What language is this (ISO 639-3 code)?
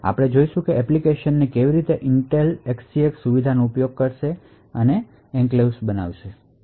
guj